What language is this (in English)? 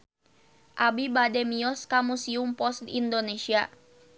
Sundanese